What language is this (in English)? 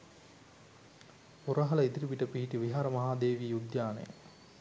Sinhala